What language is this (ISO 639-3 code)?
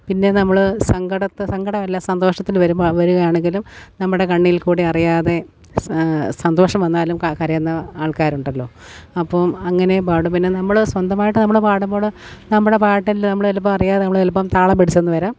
mal